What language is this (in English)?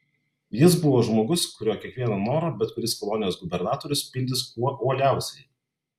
Lithuanian